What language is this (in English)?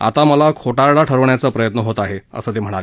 Marathi